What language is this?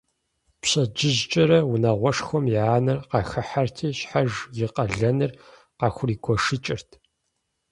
Kabardian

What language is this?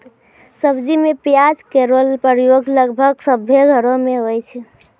Maithili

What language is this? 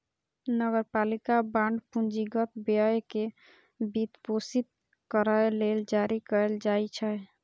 Maithili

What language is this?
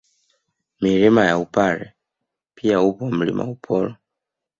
Swahili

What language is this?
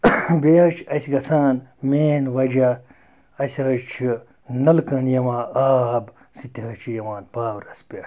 Kashmiri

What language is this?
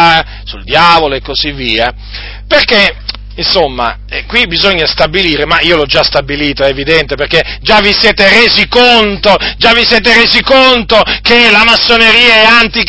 Italian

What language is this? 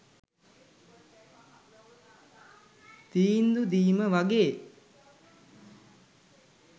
Sinhala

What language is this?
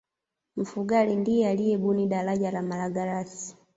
Swahili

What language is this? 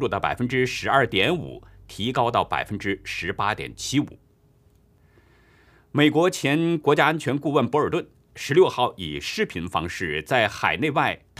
Chinese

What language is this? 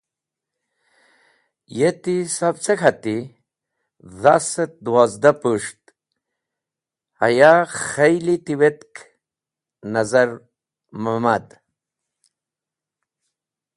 Wakhi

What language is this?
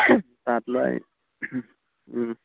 Assamese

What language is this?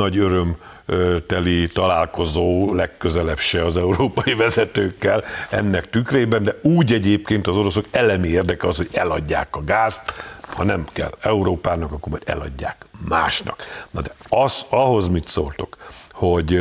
Hungarian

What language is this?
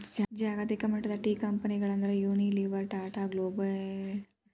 Kannada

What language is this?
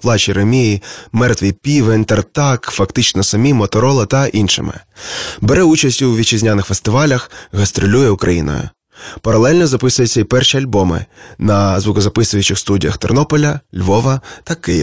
Ukrainian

